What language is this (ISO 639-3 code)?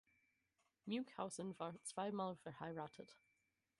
deu